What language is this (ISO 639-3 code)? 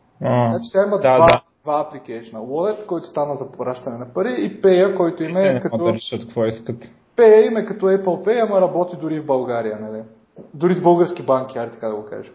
bul